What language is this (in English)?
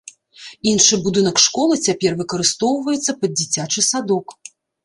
Belarusian